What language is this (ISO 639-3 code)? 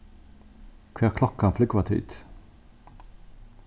fao